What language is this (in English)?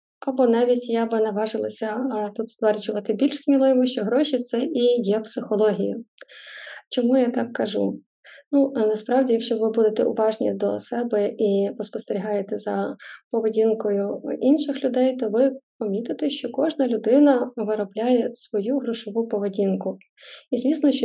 Ukrainian